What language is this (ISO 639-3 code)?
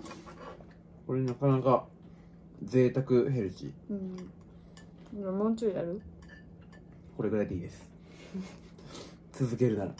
jpn